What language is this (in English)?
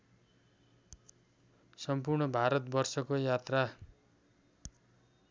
Nepali